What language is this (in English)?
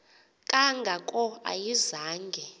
Xhosa